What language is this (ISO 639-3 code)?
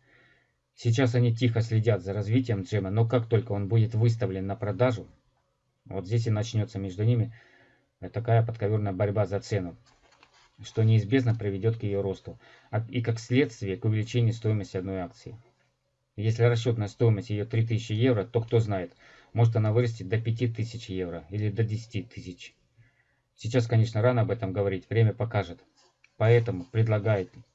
rus